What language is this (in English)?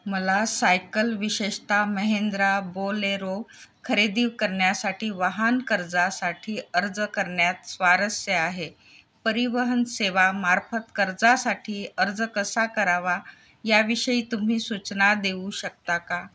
Marathi